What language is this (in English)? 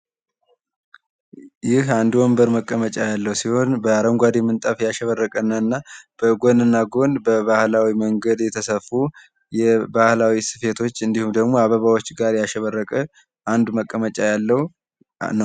Amharic